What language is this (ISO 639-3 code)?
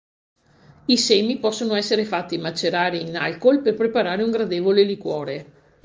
ita